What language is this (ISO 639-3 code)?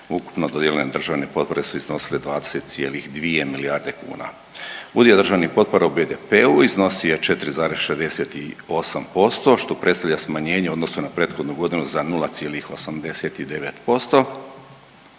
hrv